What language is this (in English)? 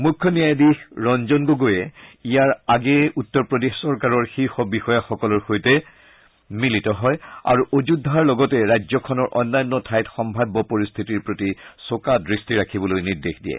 Assamese